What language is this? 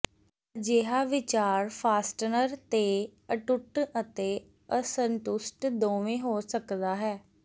Punjabi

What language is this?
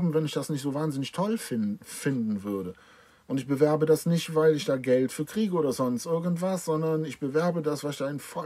German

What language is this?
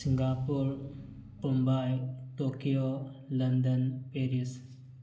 Manipuri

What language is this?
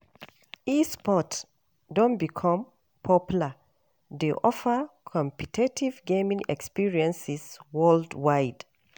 Nigerian Pidgin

